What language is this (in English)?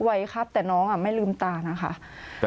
Thai